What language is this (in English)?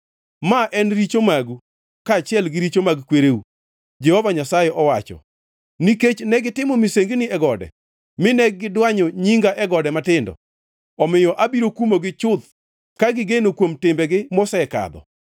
Luo (Kenya and Tanzania)